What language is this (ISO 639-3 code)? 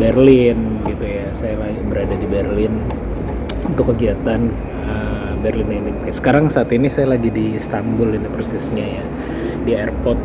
ind